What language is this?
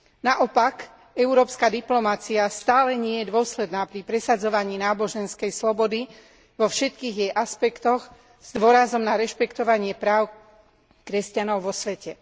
Slovak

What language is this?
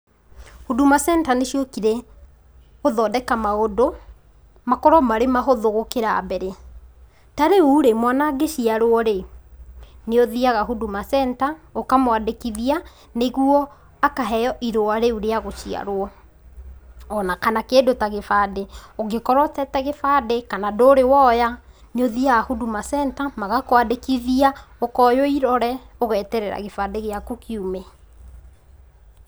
Kikuyu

